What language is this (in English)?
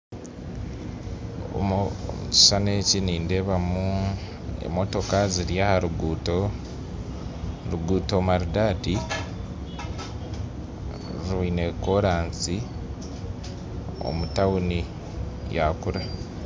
Nyankole